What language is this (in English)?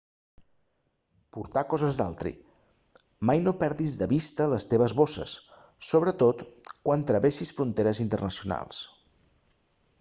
Catalan